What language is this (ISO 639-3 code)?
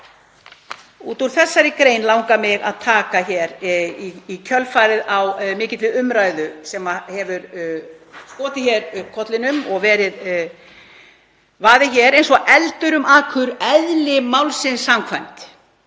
isl